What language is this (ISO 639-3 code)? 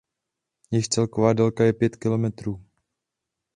ces